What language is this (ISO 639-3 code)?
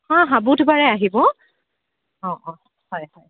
asm